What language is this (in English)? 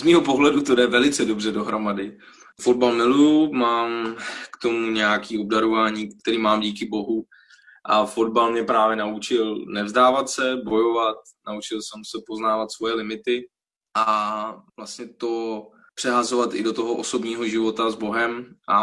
Czech